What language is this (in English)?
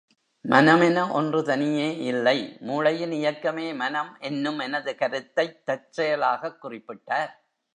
Tamil